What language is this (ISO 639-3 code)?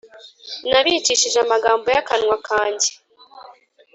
kin